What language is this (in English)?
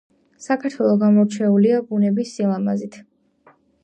Georgian